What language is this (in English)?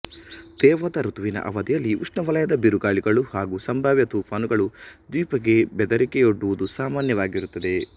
Kannada